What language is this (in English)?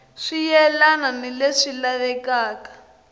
Tsonga